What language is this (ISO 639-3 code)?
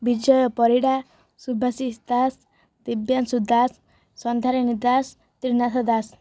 ori